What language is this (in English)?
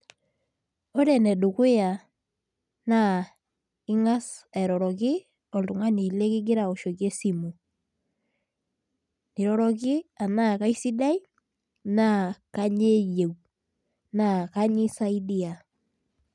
Masai